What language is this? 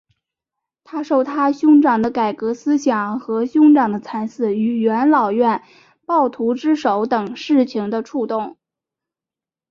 Chinese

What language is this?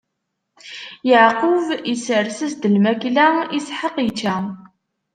Kabyle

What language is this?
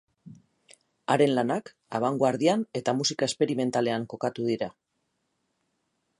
Basque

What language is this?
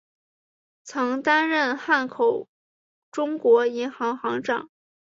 Chinese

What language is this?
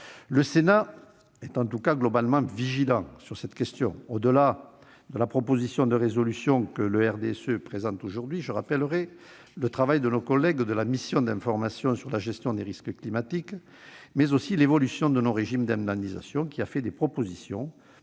French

